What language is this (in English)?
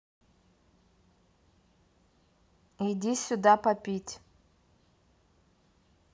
Russian